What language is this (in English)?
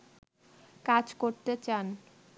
Bangla